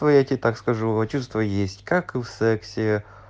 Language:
Russian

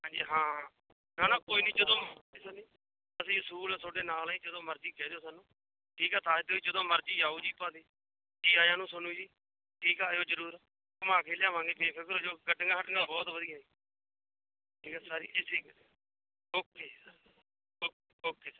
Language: Punjabi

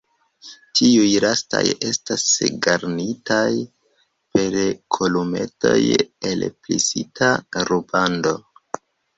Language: Esperanto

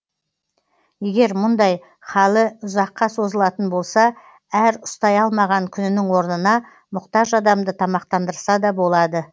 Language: Kazakh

